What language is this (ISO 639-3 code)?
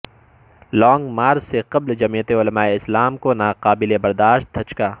urd